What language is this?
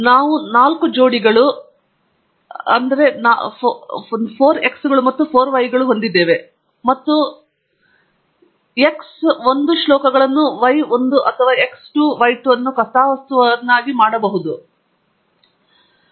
Kannada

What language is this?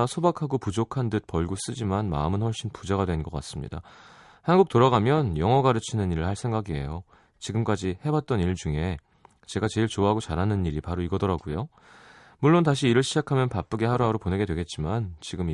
Korean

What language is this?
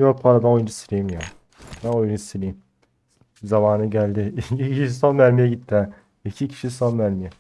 Turkish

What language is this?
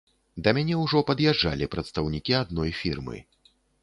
Belarusian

